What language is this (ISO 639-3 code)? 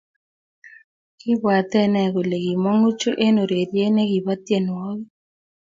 kln